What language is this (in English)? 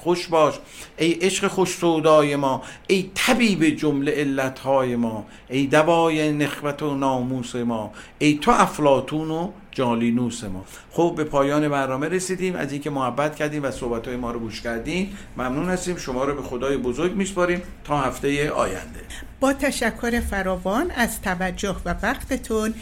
Persian